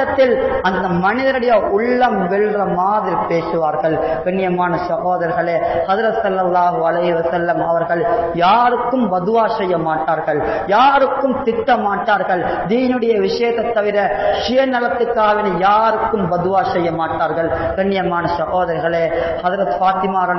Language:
Arabic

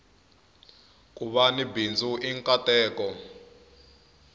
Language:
Tsonga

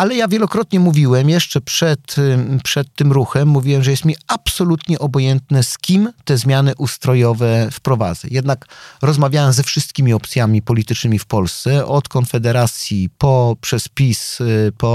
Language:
Polish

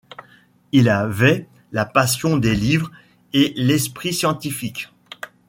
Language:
French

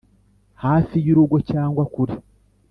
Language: Kinyarwanda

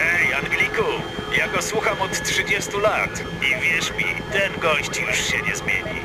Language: Polish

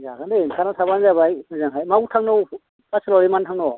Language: Bodo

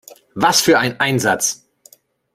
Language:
German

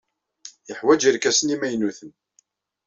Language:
Kabyle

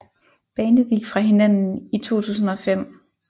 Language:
Danish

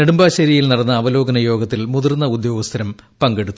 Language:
Malayalam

